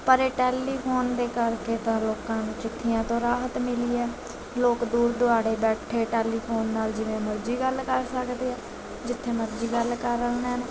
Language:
Punjabi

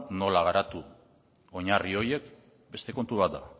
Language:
Basque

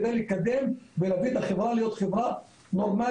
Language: Hebrew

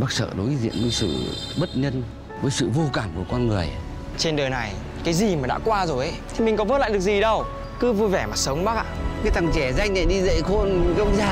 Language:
Vietnamese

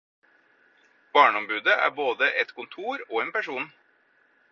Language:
Norwegian Bokmål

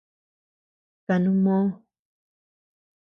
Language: Tepeuxila Cuicatec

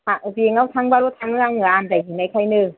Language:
Bodo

